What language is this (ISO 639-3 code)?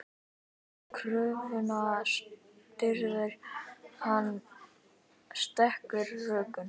isl